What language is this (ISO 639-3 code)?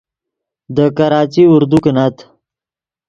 ydg